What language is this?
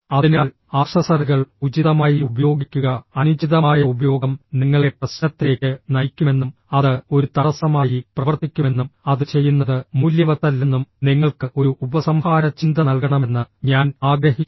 Malayalam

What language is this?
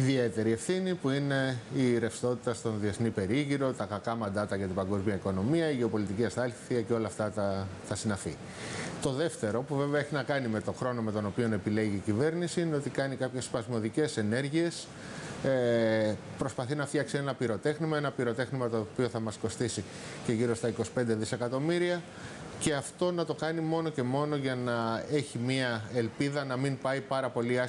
Greek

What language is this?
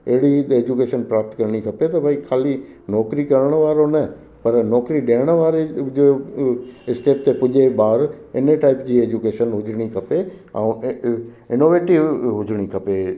Sindhi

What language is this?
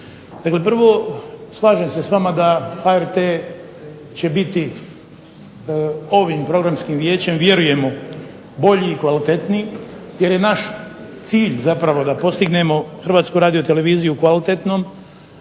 Croatian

